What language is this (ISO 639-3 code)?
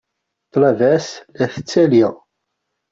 kab